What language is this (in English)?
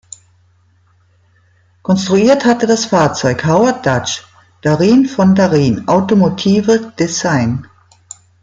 German